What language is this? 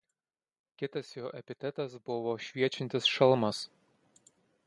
Lithuanian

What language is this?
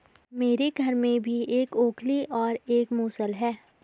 Hindi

